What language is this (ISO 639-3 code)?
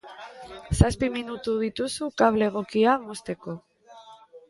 eus